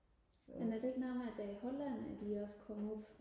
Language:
Danish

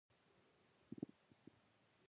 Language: Pashto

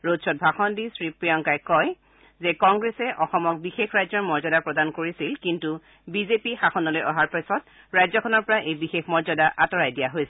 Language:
Assamese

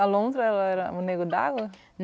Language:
Portuguese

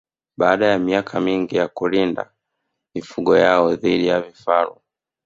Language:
Swahili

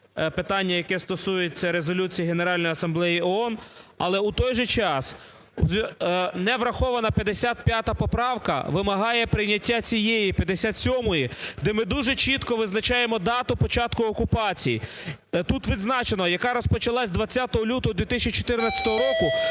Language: Ukrainian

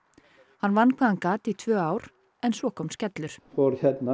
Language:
Icelandic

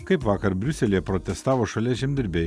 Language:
Lithuanian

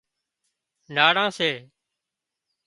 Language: Wadiyara Koli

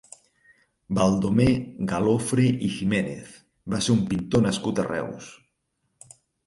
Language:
Catalan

